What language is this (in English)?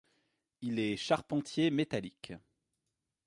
French